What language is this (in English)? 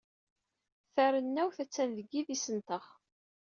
Kabyle